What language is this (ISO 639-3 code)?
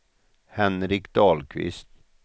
swe